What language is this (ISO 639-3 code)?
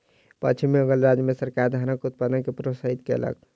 mai